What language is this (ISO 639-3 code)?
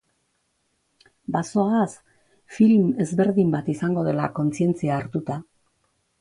eus